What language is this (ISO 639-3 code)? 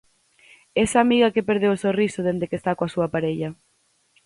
glg